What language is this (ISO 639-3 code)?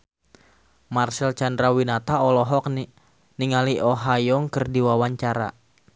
sun